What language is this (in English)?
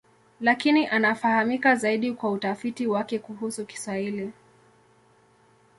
Swahili